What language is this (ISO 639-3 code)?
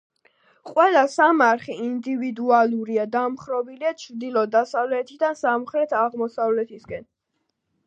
kat